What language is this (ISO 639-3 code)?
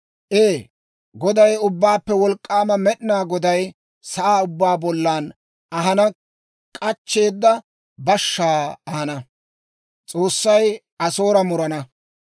dwr